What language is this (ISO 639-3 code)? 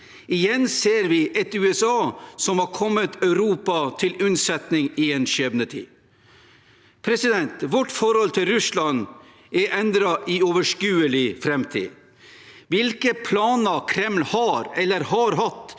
nor